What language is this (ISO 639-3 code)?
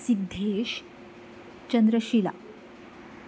kok